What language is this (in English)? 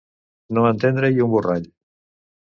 Catalan